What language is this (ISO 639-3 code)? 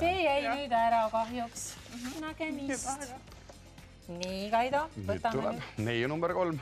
fin